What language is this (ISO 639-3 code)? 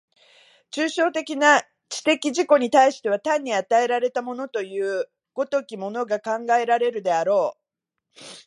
jpn